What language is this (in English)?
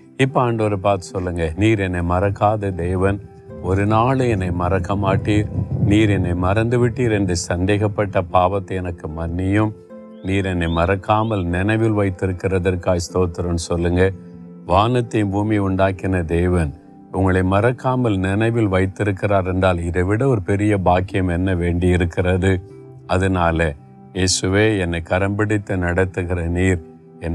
Tamil